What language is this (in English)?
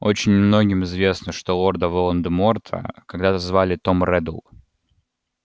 Russian